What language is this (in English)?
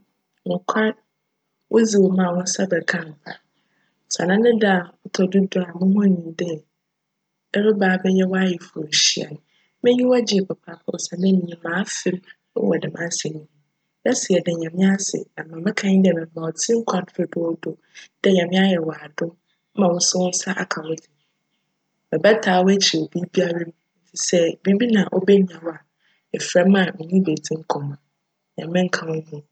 Akan